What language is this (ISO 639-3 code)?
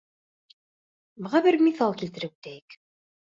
bak